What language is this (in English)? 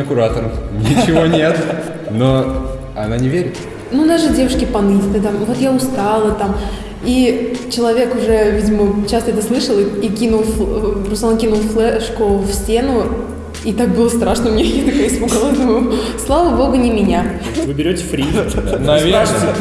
Russian